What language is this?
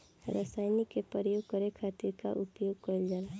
Bhojpuri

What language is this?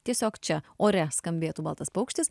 Lithuanian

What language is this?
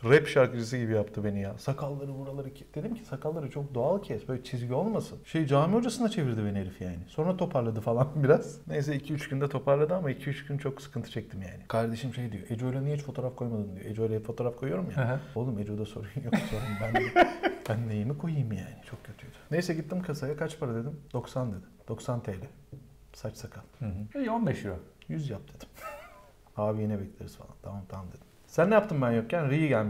Turkish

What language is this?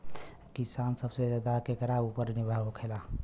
Bhojpuri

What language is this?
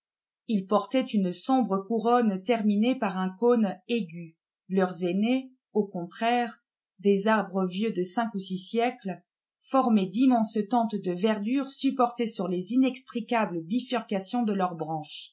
French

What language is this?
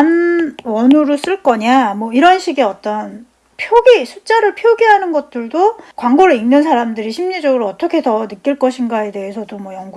Korean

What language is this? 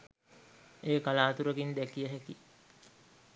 Sinhala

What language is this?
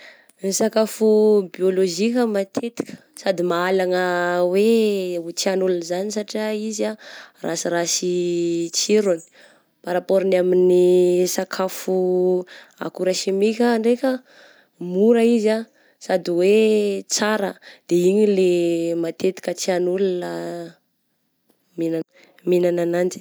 Southern Betsimisaraka Malagasy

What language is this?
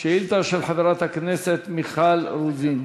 Hebrew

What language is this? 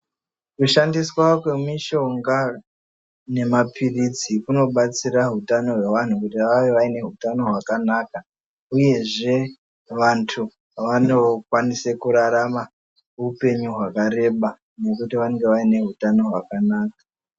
Ndau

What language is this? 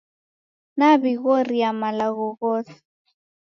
Taita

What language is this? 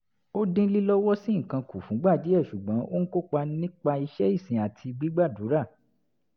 Yoruba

